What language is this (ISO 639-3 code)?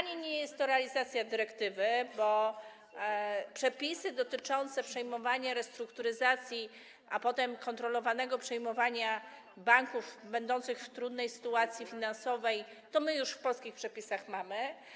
pol